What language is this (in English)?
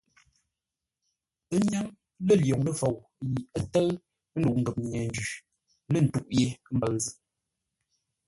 Ngombale